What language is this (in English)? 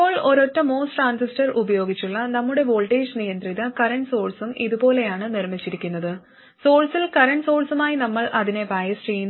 Malayalam